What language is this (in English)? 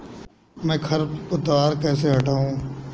Hindi